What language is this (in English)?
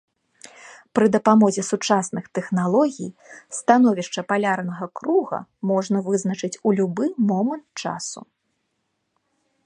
Belarusian